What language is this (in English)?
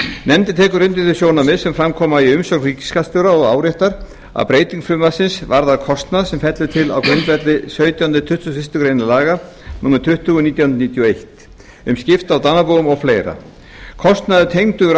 Icelandic